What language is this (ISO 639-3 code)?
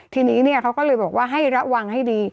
tha